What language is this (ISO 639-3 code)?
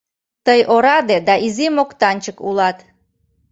chm